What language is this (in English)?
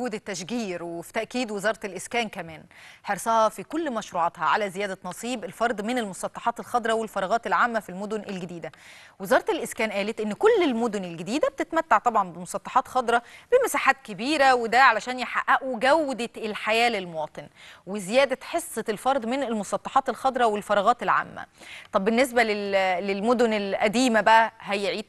Arabic